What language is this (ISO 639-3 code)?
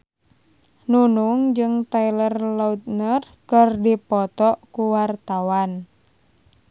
sun